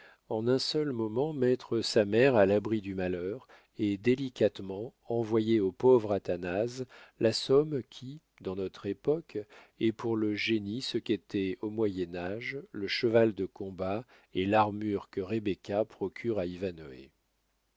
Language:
French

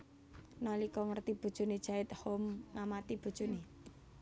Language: Javanese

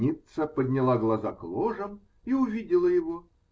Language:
Russian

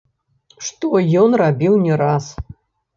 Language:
Belarusian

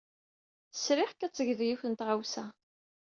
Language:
Kabyle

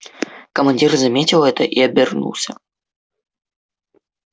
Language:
Russian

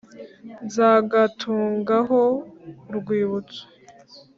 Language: Kinyarwanda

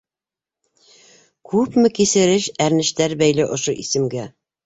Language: Bashkir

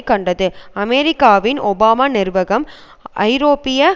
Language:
Tamil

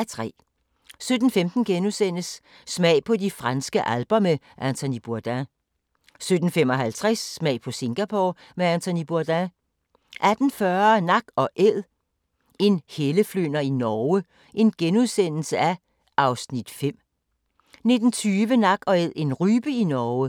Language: Danish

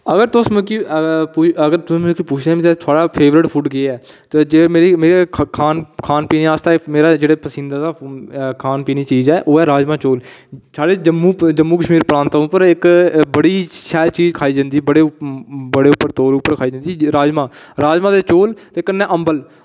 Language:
Dogri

